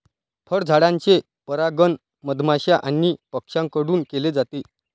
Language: Marathi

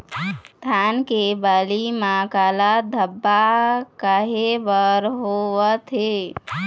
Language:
Chhattisgarhi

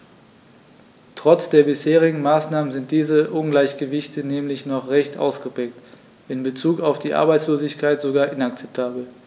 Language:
German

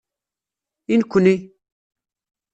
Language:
Kabyle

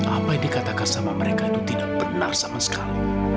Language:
Indonesian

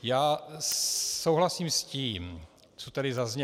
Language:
Czech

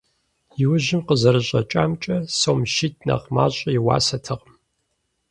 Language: Kabardian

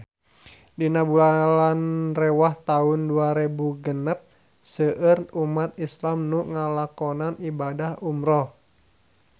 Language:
Sundanese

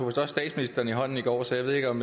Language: Danish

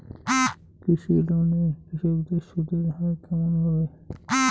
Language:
Bangla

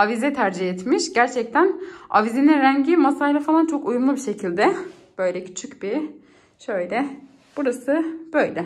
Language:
Turkish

